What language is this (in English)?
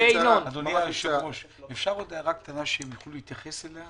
Hebrew